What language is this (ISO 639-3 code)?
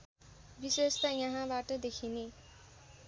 nep